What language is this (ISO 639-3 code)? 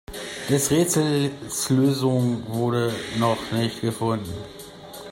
deu